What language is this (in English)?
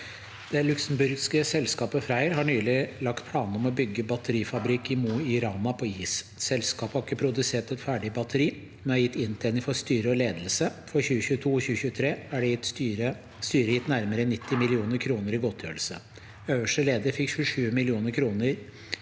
Norwegian